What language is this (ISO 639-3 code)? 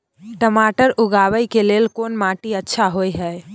mai